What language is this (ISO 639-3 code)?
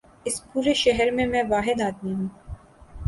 urd